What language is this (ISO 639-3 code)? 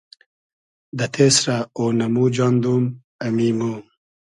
haz